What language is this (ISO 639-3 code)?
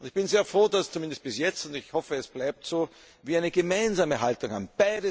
deu